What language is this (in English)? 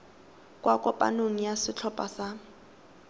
Tswana